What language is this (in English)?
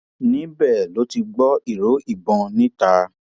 Yoruba